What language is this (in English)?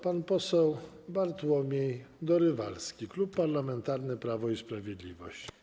Polish